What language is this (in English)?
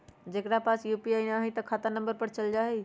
Magahi